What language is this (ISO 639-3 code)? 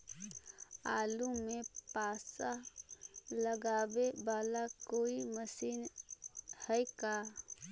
mag